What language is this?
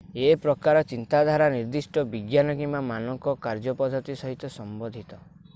Odia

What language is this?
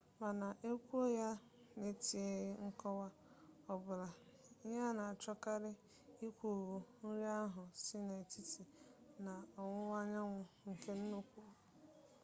Igbo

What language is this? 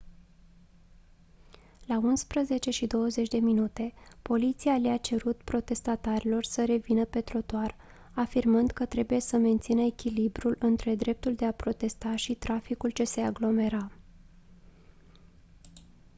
Romanian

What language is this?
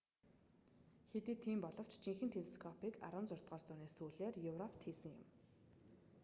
Mongolian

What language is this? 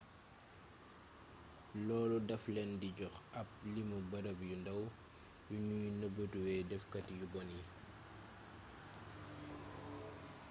Wolof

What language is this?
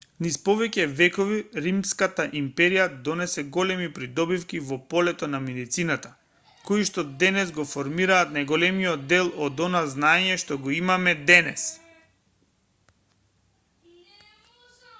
Macedonian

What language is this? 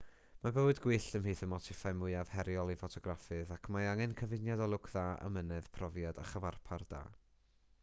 Welsh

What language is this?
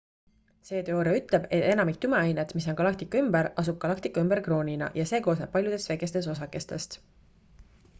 Estonian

